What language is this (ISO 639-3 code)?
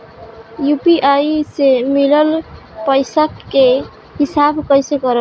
bho